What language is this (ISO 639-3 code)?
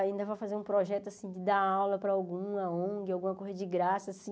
por